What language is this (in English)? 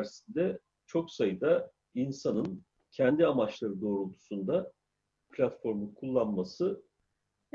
Turkish